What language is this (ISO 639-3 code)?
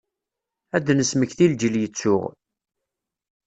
kab